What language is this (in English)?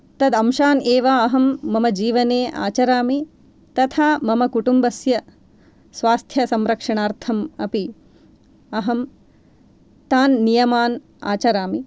Sanskrit